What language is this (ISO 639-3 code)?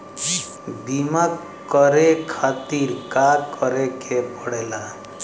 bho